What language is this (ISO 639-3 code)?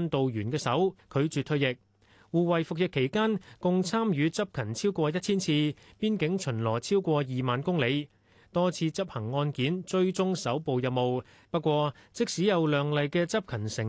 zho